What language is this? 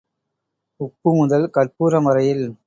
Tamil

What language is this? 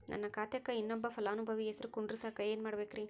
Kannada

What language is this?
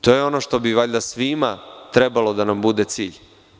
Serbian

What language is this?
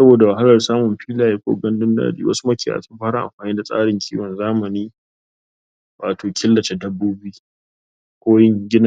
Hausa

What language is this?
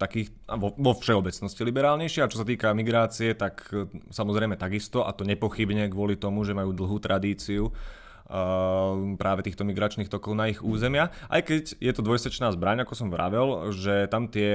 Slovak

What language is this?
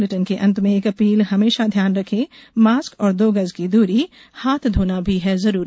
Hindi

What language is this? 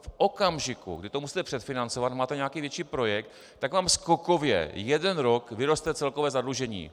Czech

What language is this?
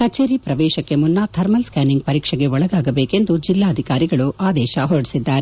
Kannada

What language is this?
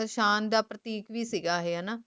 Punjabi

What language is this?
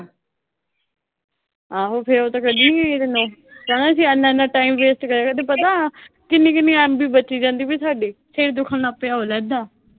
Punjabi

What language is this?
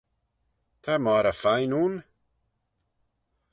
Manx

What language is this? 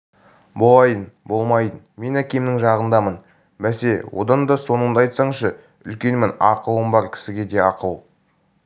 Kazakh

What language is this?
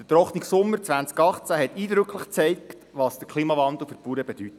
Swiss German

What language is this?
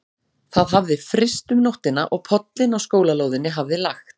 Icelandic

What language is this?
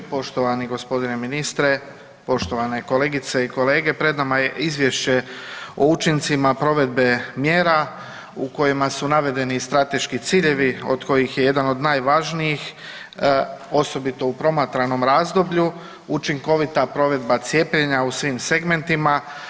Croatian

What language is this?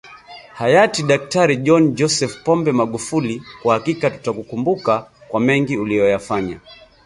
Swahili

